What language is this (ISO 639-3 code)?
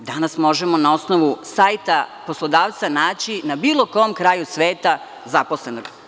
srp